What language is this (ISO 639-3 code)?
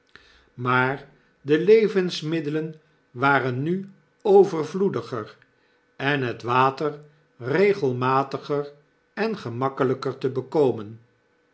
nld